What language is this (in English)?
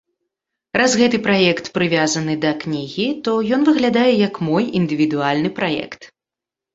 Belarusian